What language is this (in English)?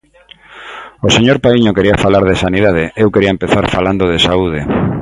Galician